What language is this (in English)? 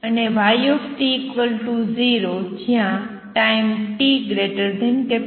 Gujarati